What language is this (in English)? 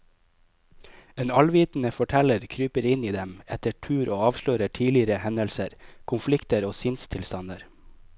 Norwegian